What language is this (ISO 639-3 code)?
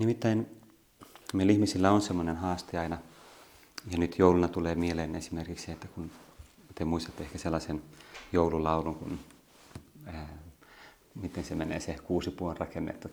fin